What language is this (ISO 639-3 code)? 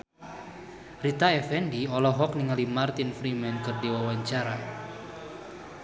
sun